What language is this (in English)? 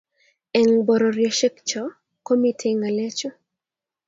Kalenjin